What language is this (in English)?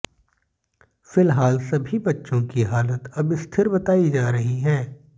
Hindi